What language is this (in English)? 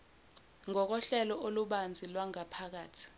Zulu